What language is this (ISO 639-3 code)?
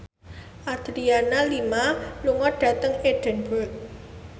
jav